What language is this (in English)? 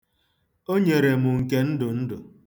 Igbo